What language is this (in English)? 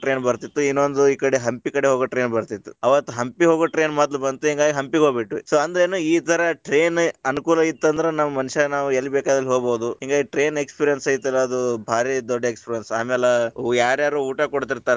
Kannada